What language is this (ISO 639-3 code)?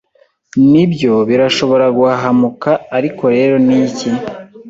kin